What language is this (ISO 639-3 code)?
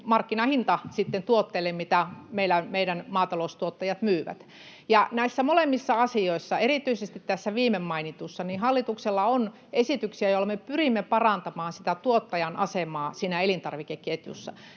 fin